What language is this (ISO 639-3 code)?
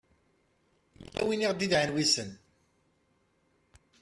kab